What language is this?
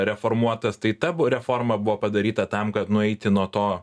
Lithuanian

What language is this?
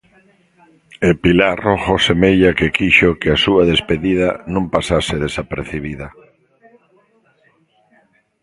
Galician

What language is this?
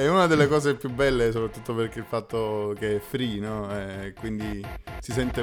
Italian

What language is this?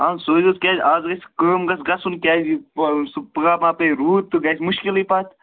Kashmiri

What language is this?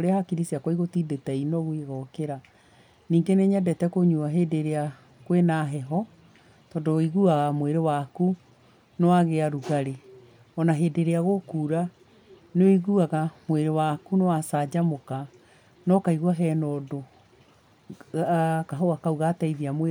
Kikuyu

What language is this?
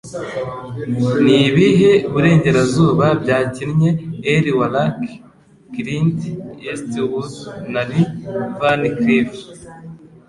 Kinyarwanda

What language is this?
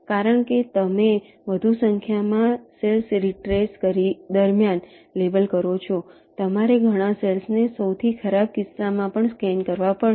Gujarati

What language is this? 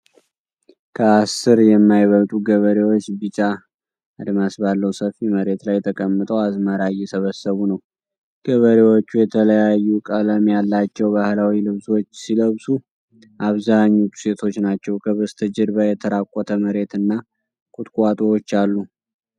Amharic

